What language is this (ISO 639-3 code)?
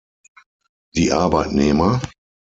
deu